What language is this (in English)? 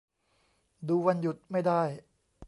Thai